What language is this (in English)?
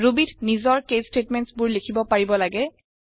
Assamese